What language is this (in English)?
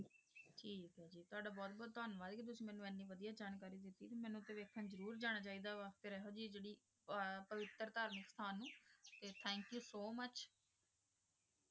Punjabi